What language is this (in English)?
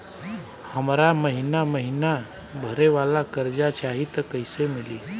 Bhojpuri